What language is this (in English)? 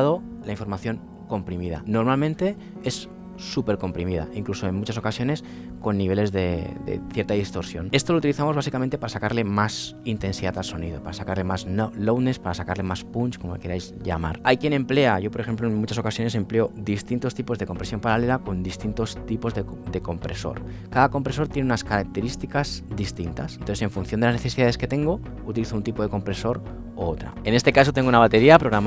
Spanish